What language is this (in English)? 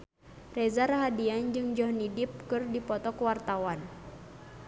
Sundanese